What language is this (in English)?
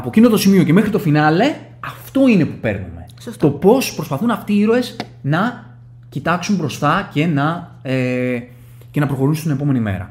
Greek